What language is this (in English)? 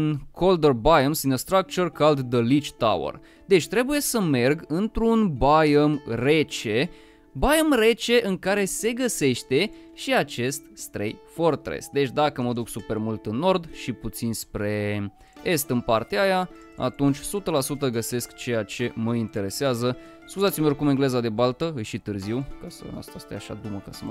Romanian